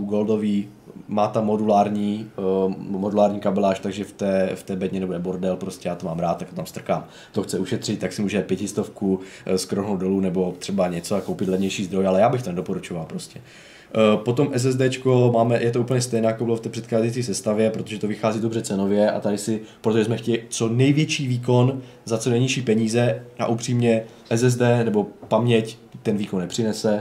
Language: Czech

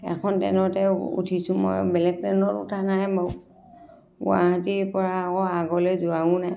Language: Assamese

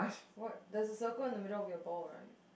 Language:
English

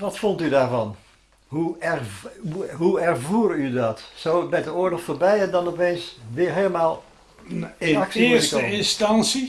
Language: Dutch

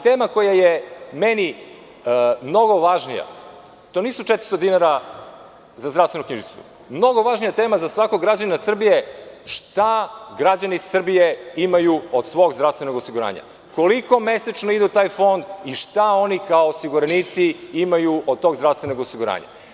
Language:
Serbian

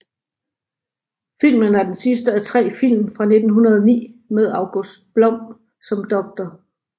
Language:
Danish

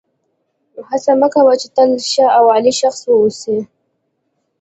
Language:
Pashto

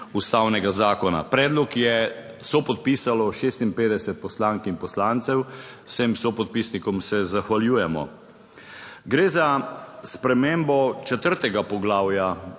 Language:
Slovenian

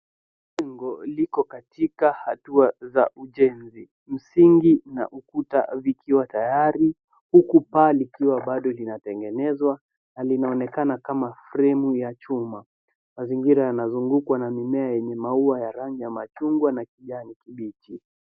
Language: Swahili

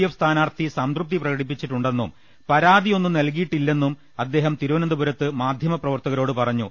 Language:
Malayalam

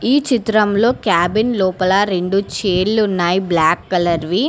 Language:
Telugu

